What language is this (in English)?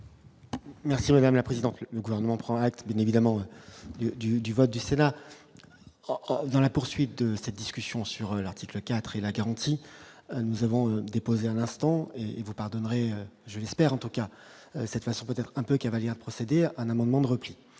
French